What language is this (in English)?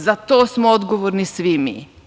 Serbian